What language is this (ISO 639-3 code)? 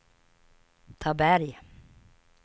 swe